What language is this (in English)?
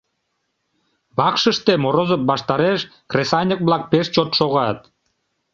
Mari